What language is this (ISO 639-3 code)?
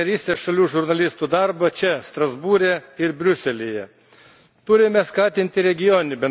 lit